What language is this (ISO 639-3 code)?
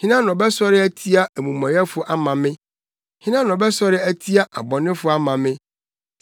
aka